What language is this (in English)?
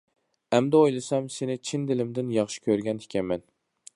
Uyghur